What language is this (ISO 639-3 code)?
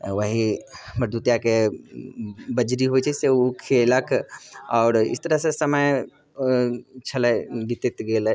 mai